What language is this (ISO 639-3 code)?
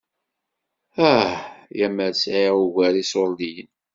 kab